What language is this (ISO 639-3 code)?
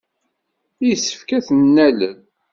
kab